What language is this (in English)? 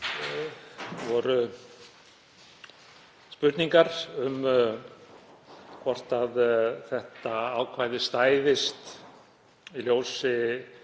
Icelandic